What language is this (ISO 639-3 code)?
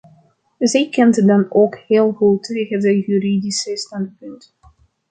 nld